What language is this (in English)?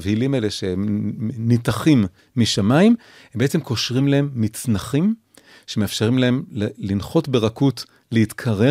Hebrew